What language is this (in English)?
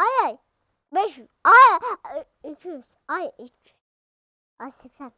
Turkish